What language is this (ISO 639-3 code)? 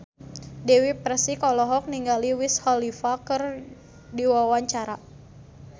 sun